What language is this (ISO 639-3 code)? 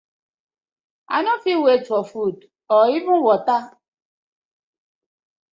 pcm